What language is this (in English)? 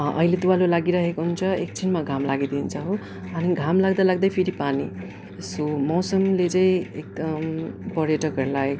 Nepali